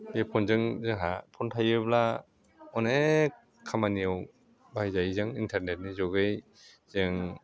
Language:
Bodo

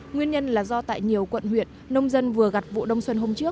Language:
Vietnamese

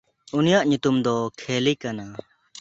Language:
Santali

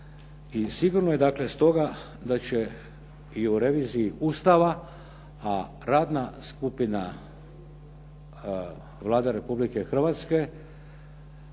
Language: Croatian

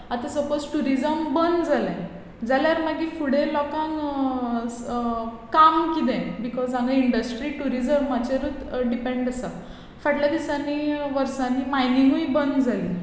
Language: Konkani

